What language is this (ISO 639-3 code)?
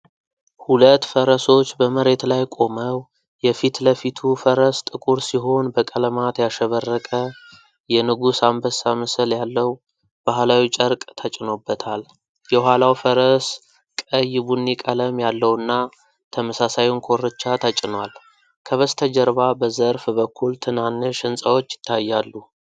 amh